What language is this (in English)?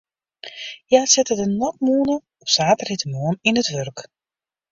Western Frisian